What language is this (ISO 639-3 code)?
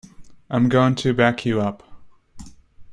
eng